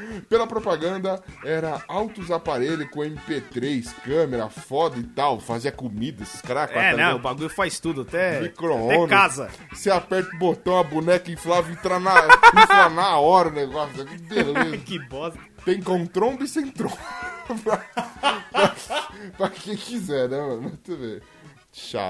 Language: Portuguese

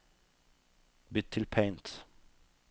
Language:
Norwegian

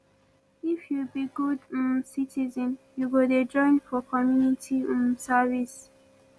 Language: Nigerian Pidgin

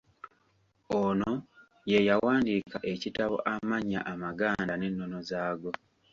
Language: Ganda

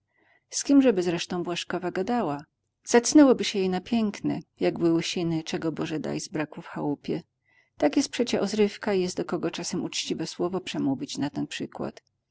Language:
Polish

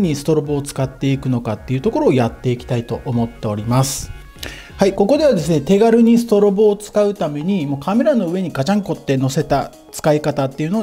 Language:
Japanese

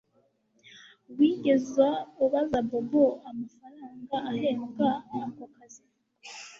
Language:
Kinyarwanda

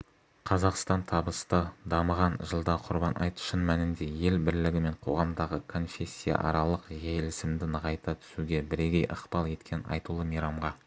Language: Kazakh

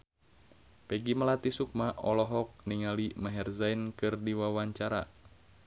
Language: Sundanese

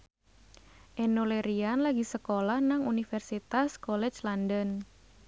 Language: Javanese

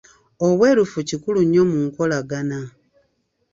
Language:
Ganda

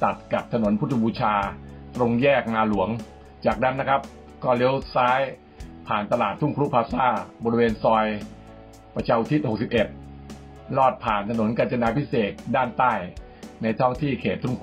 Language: Thai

